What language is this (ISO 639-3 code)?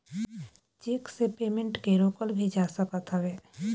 bho